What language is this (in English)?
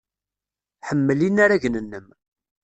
Kabyle